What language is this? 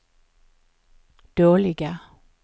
Swedish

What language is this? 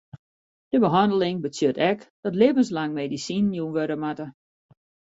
Western Frisian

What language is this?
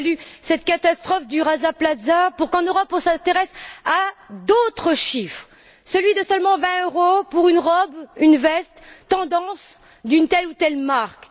French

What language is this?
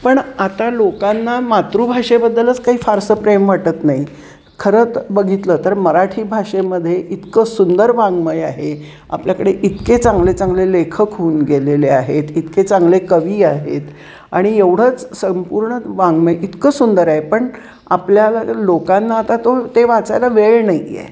Marathi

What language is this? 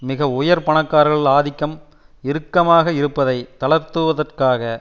Tamil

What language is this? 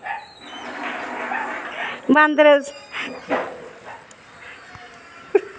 Dogri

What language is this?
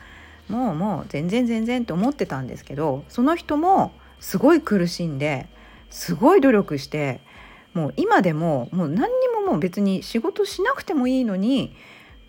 Japanese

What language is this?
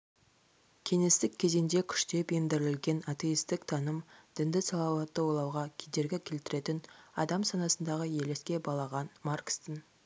Kazakh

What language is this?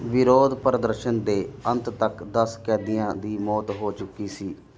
Punjabi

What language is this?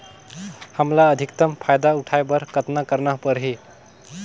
Chhattisgarhi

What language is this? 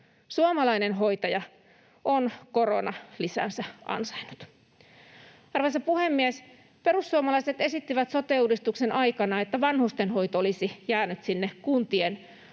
Finnish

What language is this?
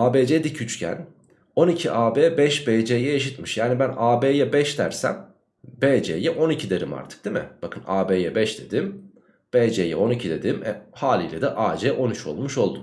Turkish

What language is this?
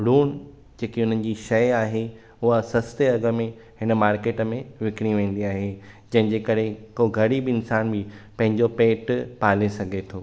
Sindhi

